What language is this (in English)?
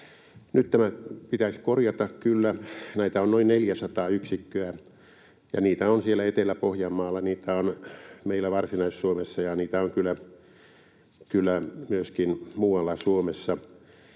Finnish